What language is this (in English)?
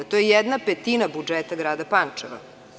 Serbian